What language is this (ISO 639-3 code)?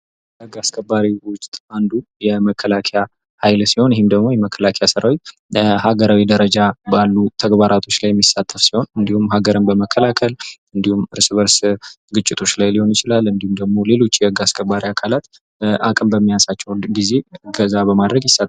amh